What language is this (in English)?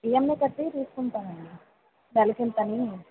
Telugu